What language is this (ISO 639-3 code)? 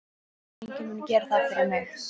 isl